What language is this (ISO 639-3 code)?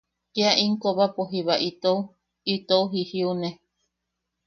yaq